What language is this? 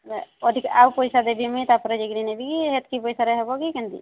Odia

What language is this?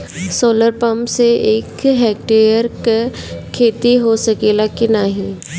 Bhojpuri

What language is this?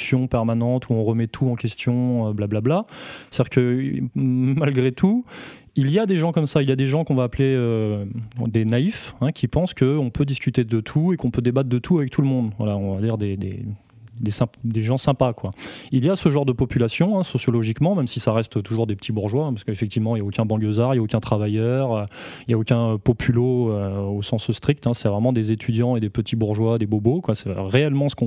French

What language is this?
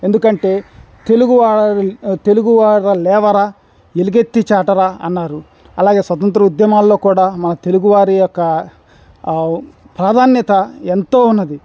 Telugu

